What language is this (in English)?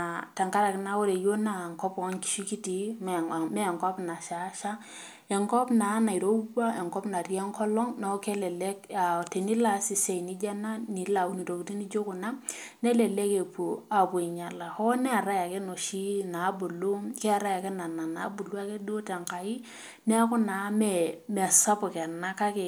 Masai